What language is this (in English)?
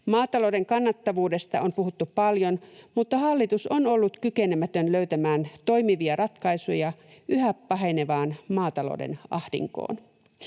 Finnish